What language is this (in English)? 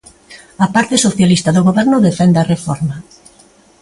Galician